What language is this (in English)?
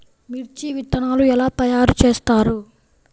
Telugu